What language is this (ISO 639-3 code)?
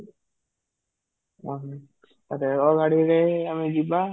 ori